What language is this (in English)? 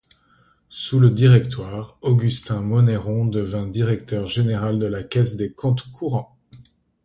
French